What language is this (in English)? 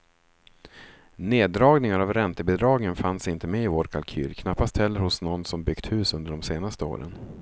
Swedish